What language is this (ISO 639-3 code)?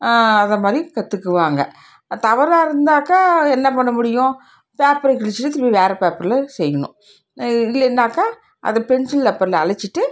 tam